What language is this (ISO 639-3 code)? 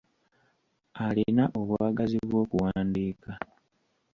lug